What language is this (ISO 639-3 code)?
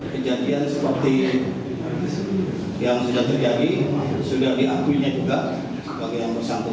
ind